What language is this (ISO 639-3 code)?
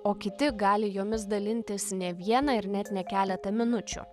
lit